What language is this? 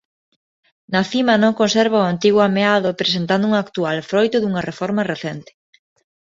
Galician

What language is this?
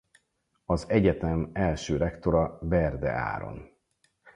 Hungarian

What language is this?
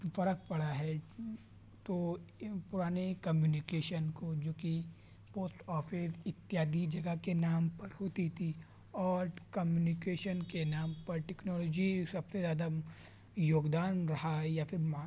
Urdu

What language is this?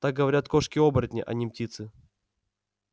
Russian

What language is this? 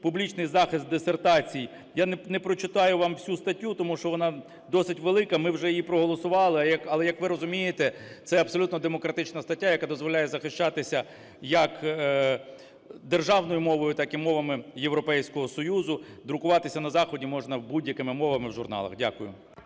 Ukrainian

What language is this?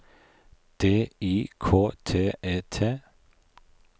Norwegian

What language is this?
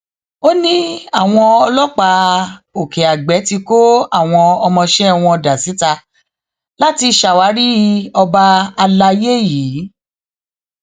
Yoruba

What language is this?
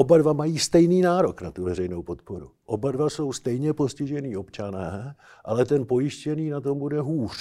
Czech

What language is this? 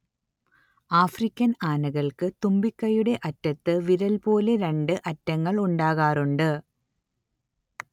Malayalam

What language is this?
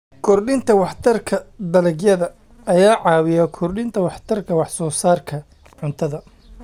Somali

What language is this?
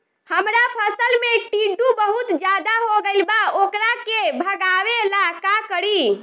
Bhojpuri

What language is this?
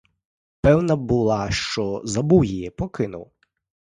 Ukrainian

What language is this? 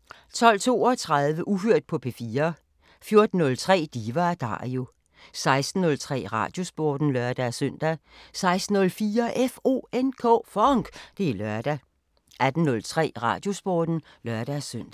Danish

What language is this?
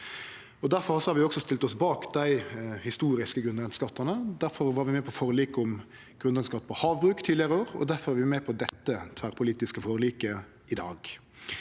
Norwegian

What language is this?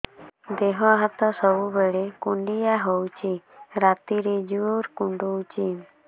Odia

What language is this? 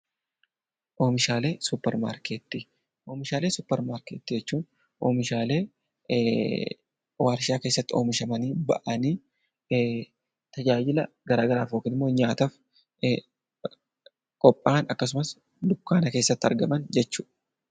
Oromo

